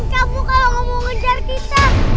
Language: Indonesian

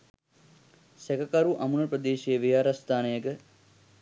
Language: Sinhala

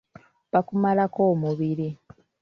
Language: Ganda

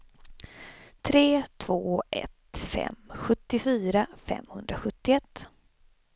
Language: Swedish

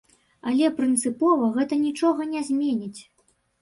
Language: Belarusian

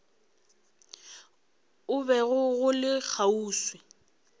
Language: Northern Sotho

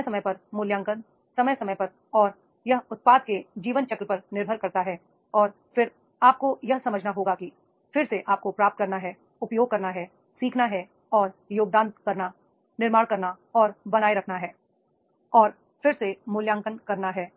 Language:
Hindi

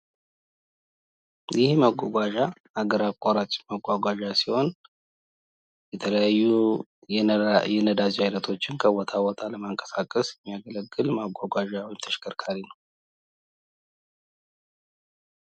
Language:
Amharic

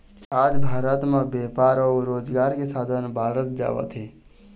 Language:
Chhattisgarhi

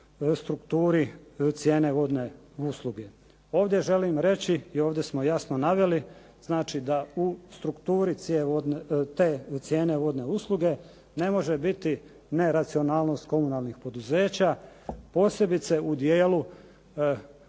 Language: Croatian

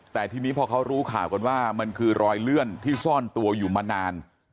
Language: Thai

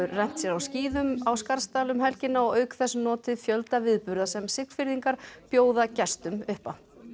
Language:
Icelandic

